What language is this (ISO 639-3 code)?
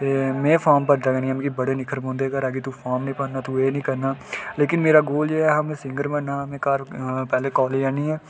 doi